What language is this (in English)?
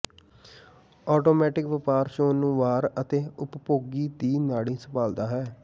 Punjabi